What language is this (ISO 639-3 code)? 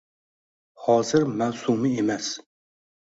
uzb